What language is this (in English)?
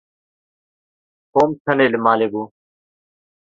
Kurdish